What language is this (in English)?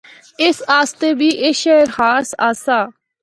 Northern Hindko